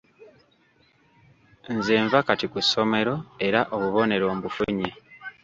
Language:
Ganda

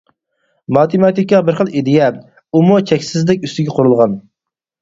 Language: Uyghur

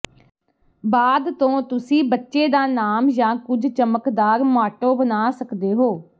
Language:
Punjabi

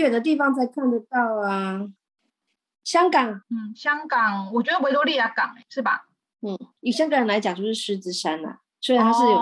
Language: Chinese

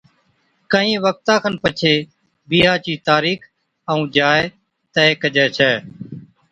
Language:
Od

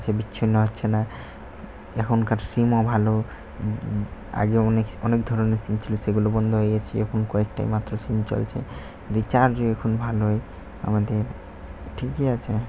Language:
Bangla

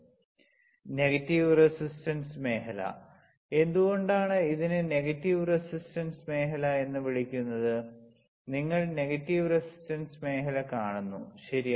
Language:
Malayalam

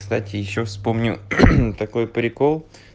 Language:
Russian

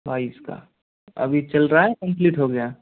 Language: Hindi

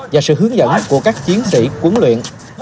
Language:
Vietnamese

